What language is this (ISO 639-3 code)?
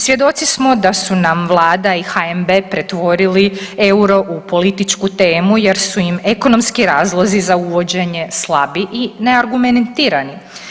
hrv